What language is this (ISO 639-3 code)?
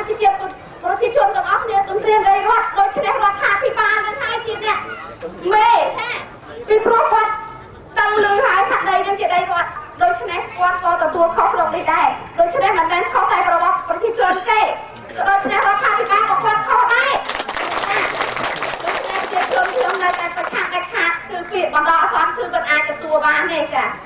tha